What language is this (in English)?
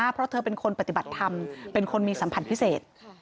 Thai